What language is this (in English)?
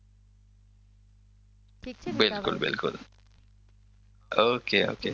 Gujarati